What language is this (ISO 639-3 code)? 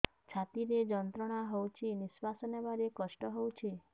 ori